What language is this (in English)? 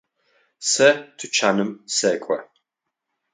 Adyghe